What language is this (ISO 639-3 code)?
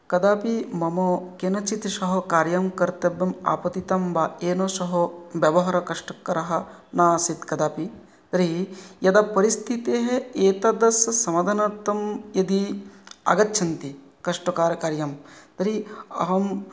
san